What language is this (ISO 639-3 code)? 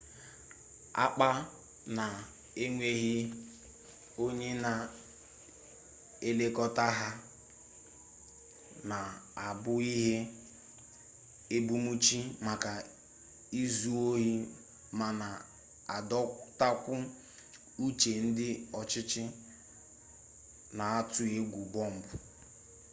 ibo